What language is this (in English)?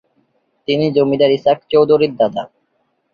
Bangla